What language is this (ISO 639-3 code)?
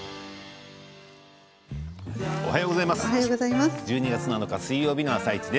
jpn